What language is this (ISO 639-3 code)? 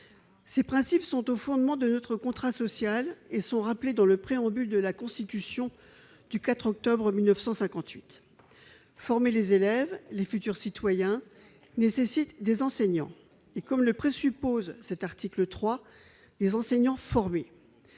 fra